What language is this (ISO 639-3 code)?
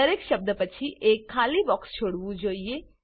guj